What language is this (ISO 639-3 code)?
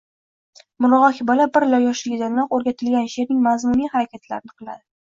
uzb